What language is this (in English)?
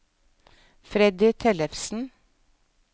Norwegian